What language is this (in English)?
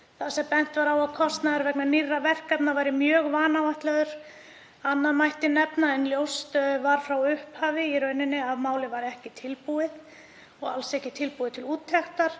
Icelandic